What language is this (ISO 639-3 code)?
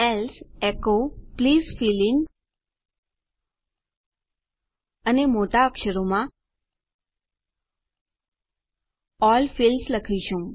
guj